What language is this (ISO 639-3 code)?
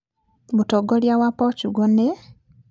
kik